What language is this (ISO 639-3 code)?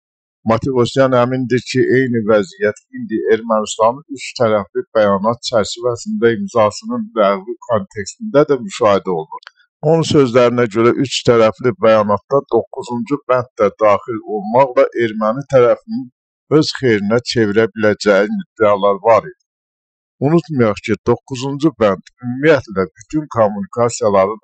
tur